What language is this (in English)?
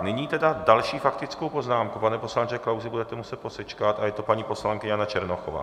Czech